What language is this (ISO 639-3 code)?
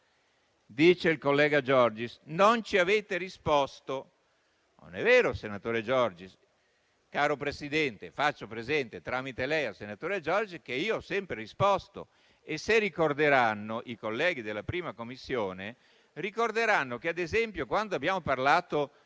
ita